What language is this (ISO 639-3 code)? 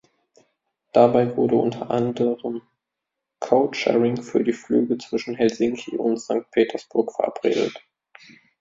deu